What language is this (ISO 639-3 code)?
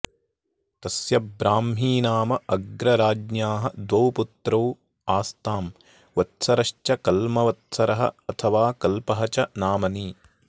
san